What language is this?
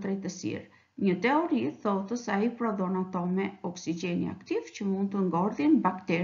Romanian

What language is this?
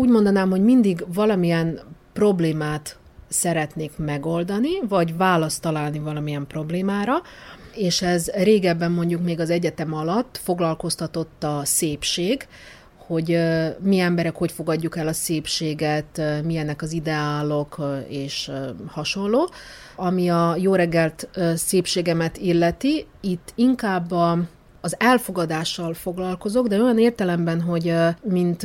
Hungarian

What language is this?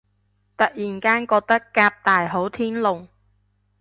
Cantonese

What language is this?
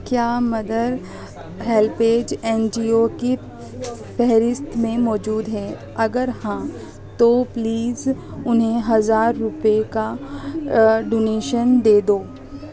Urdu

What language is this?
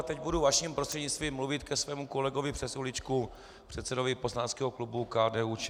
Czech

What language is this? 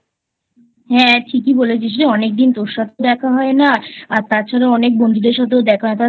Bangla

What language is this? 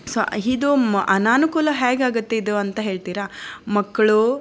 Kannada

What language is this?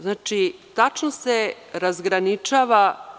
Serbian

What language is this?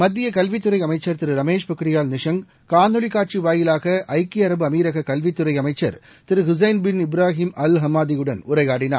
Tamil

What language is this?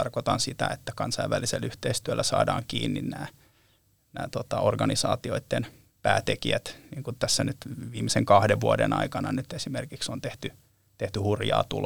Finnish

